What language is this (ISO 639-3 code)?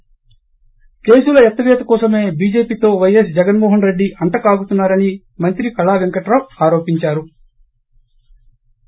tel